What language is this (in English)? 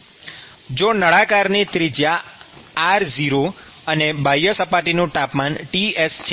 Gujarati